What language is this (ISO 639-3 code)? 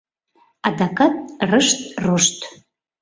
chm